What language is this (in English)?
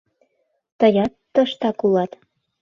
Mari